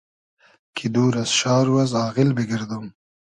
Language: Hazaragi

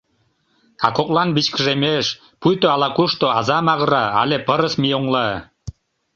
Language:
Mari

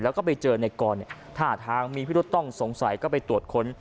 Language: Thai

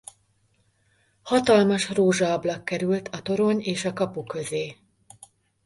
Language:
Hungarian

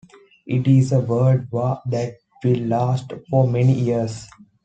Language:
English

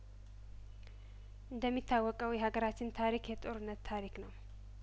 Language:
Amharic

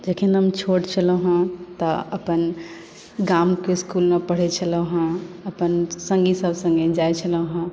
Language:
Maithili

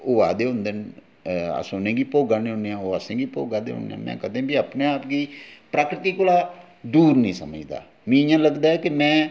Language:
Dogri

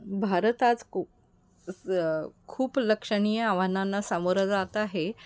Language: Marathi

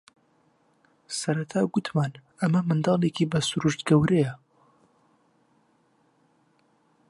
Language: Central Kurdish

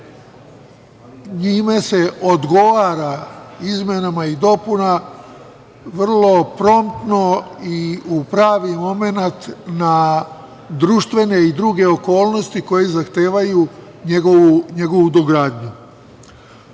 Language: Serbian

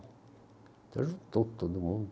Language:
Portuguese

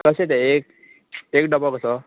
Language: Konkani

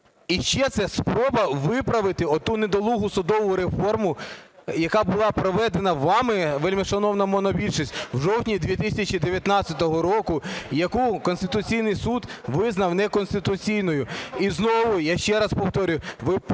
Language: Ukrainian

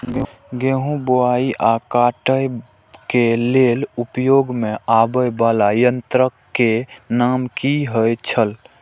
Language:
Maithili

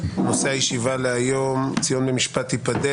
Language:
Hebrew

